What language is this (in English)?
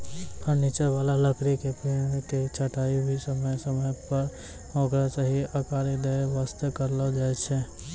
Maithili